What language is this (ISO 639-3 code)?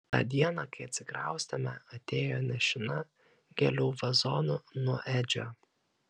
lit